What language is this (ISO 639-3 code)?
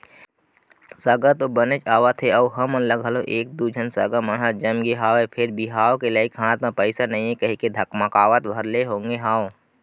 hne